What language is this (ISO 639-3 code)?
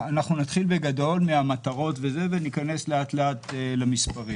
heb